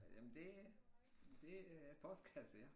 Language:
Danish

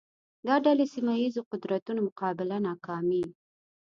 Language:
Pashto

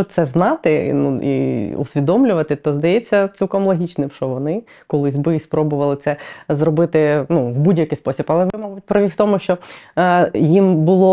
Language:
Ukrainian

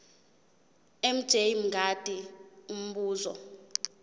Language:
Zulu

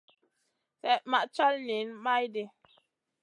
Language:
Masana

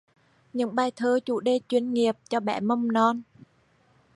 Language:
Vietnamese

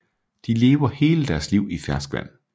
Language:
Danish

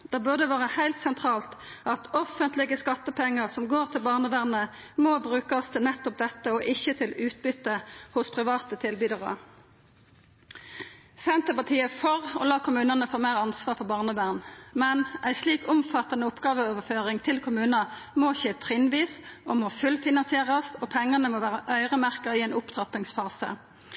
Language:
Norwegian Nynorsk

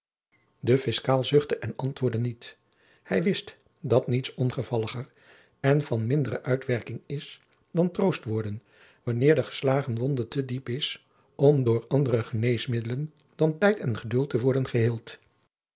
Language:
Dutch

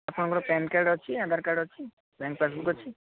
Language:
Odia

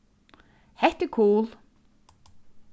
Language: Faroese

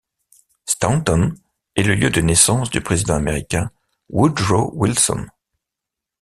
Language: French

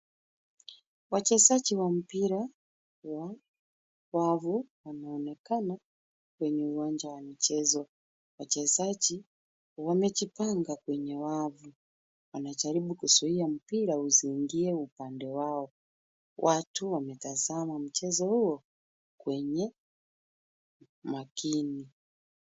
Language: Swahili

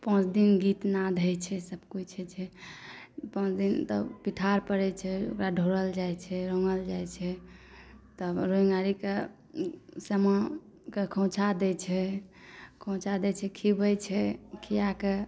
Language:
Maithili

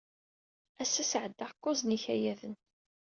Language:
Kabyle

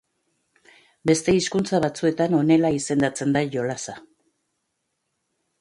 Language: Basque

